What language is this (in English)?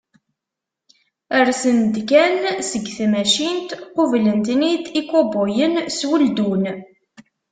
Kabyle